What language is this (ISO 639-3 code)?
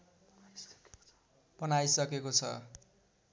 nep